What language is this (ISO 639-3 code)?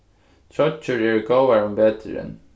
fao